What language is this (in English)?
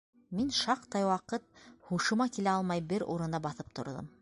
Bashkir